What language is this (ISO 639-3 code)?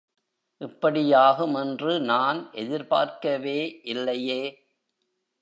tam